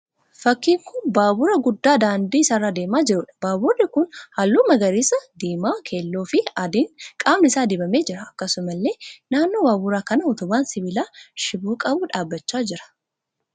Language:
Oromo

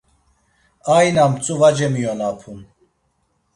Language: Laz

